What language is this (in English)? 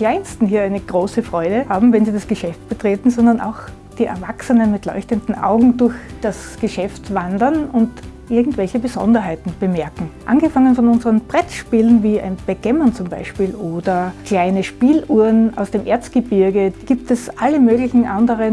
German